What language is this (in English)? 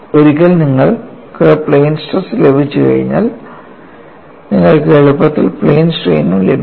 Malayalam